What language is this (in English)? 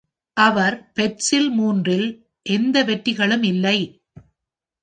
Tamil